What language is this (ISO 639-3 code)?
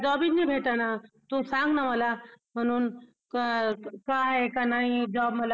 mar